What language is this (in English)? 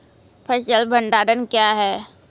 Maithili